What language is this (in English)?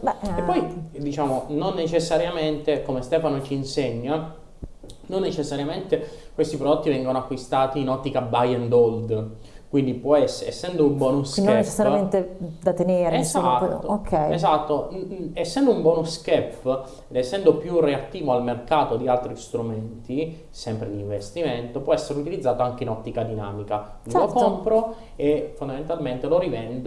Italian